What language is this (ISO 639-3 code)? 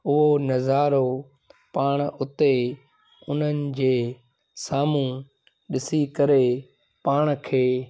snd